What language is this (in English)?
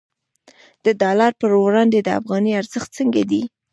Pashto